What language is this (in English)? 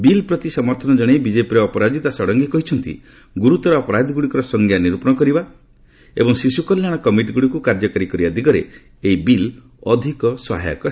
Odia